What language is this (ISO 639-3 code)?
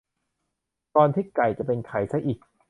tha